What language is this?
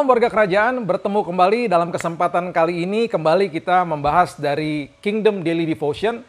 Indonesian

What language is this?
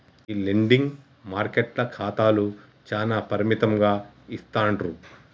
Telugu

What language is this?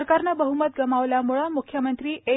Marathi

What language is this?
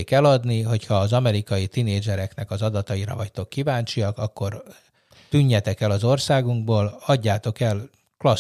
Hungarian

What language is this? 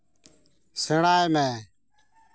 Santali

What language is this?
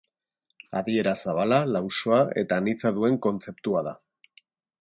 Basque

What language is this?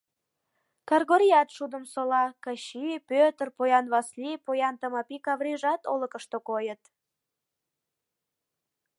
Mari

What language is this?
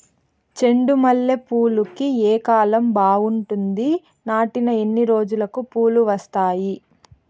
Telugu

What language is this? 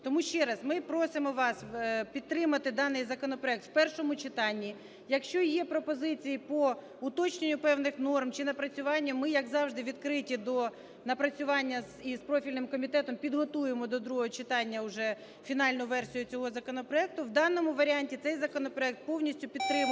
Ukrainian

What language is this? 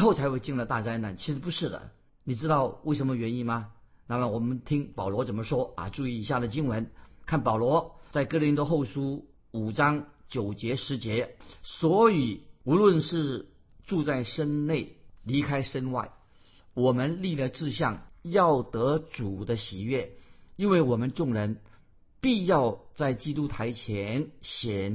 Chinese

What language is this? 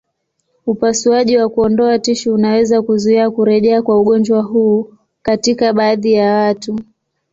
Swahili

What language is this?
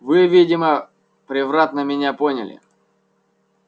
Russian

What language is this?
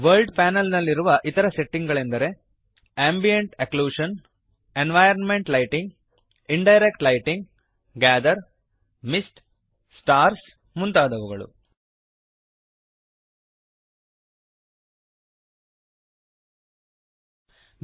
Kannada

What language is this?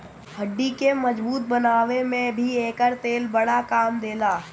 Bhojpuri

